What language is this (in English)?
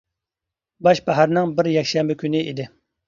Uyghur